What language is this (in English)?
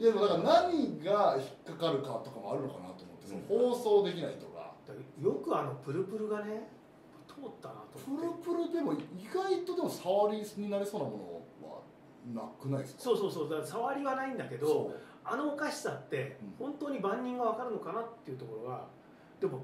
Japanese